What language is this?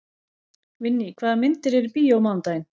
Icelandic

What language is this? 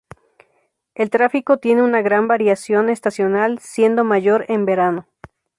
Spanish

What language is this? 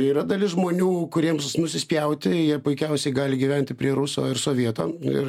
Lithuanian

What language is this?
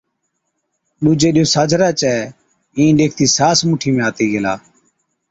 Od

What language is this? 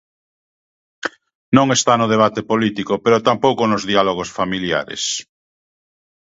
Galician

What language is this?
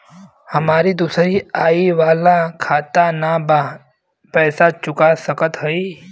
Bhojpuri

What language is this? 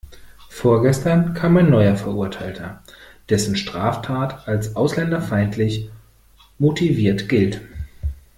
German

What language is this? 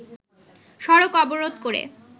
Bangla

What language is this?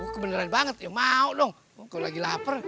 Indonesian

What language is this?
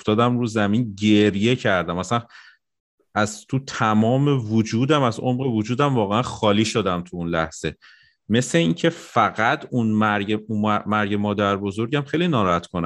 Persian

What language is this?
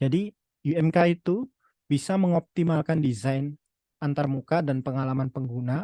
Indonesian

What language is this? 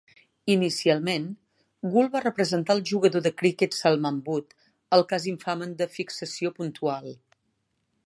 Catalan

